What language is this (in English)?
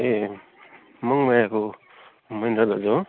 Nepali